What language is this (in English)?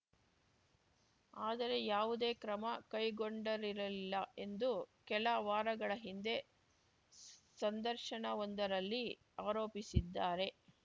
Kannada